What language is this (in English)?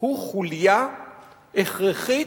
Hebrew